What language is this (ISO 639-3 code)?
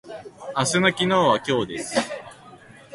jpn